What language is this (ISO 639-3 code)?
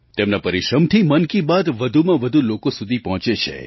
guj